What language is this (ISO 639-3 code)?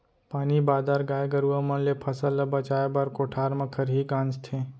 hne